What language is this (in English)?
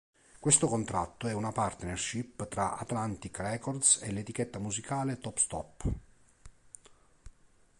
Italian